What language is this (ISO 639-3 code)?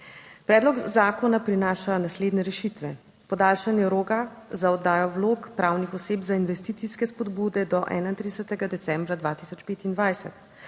slv